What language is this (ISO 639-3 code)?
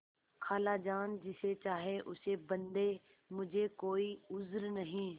hin